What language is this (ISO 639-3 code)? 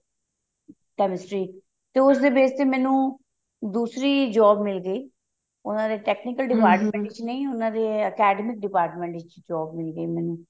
pan